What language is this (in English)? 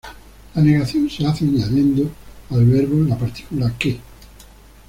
Spanish